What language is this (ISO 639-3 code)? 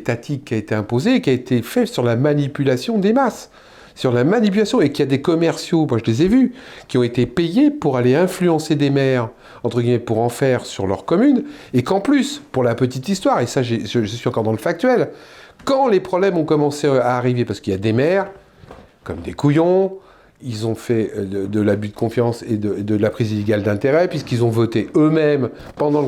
fra